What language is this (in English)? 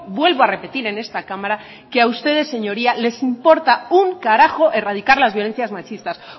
Spanish